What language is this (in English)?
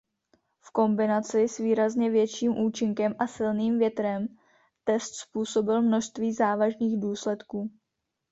Czech